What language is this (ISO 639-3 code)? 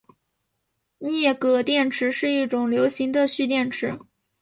zho